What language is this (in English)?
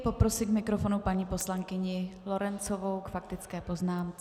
Czech